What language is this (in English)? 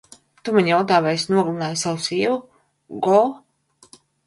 Latvian